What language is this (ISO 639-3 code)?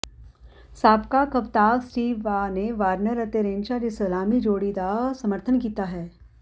pan